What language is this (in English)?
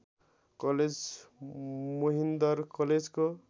Nepali